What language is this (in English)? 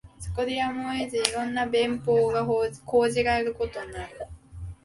Japanese